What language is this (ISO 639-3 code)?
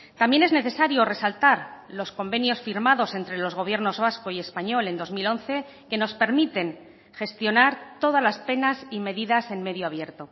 spa